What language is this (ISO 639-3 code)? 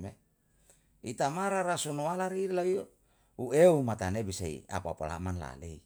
jal